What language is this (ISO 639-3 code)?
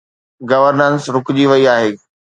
snd